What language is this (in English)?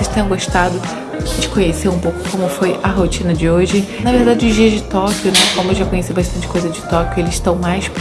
Portuguese